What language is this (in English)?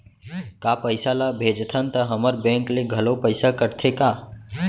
Chhattisgarhi